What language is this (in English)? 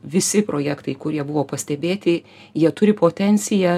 Lithuanian